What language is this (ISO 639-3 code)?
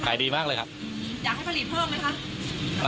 tha